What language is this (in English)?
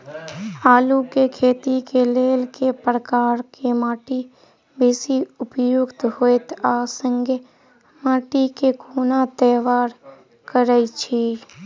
Maithili